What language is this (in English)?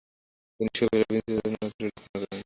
Bangla